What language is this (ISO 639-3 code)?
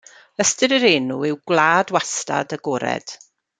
cym